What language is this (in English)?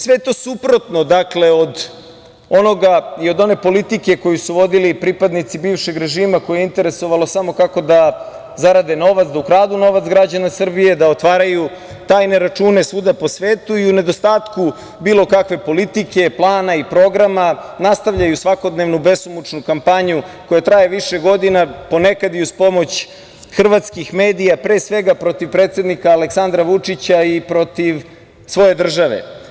Serbian